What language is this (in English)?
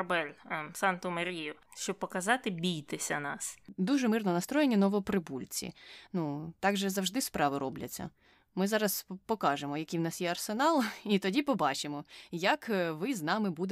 Ukrainian